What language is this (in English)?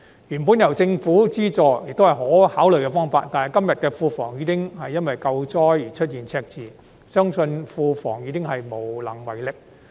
Cantonese